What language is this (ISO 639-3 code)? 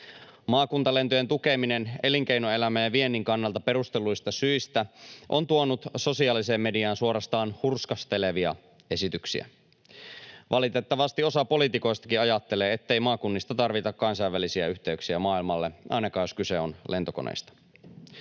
fin